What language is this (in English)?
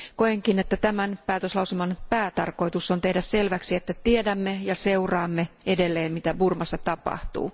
Finnish